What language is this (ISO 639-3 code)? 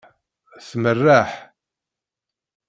kab